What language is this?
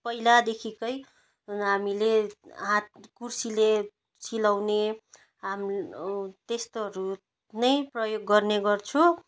Nepali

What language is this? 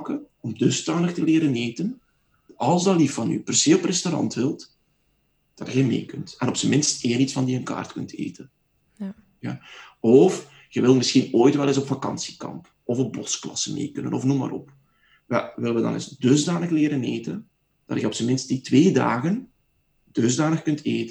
Dutch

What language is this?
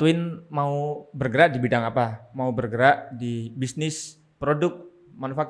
Indonesian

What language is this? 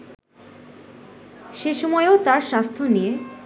Bangla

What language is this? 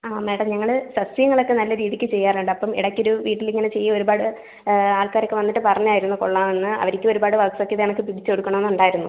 Malayalam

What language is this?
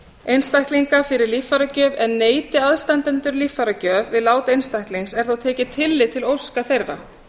Icelandic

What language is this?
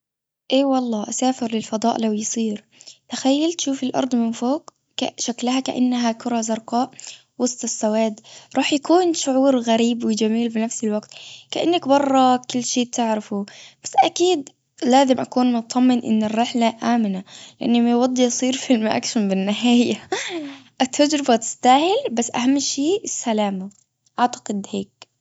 Gulf Arabic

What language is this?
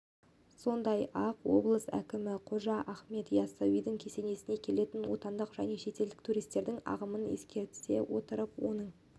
Kazakh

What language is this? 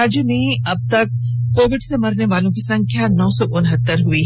Hindi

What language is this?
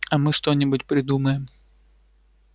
Russian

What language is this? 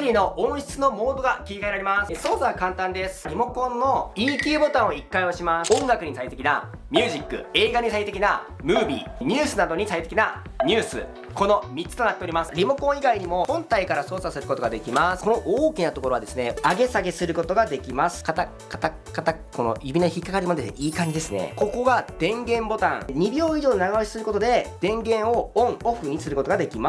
Japanese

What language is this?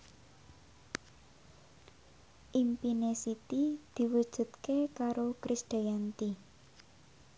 Javanese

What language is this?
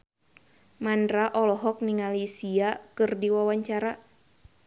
Sundanese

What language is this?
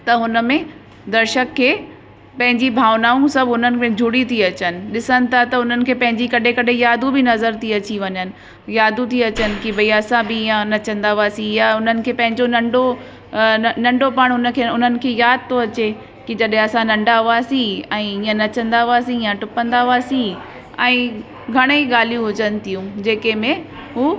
Sindhi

